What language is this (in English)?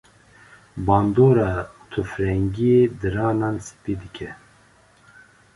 Kurdish